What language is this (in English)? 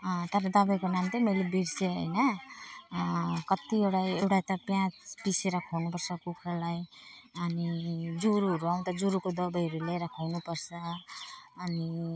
Nepali